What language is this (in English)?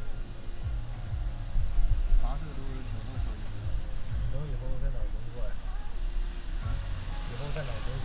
Chinese